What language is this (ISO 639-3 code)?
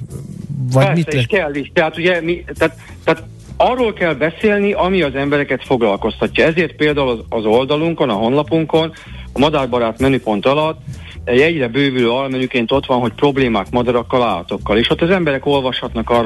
hun